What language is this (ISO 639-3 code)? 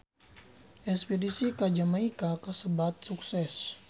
sun